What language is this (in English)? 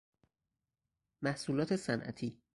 Persian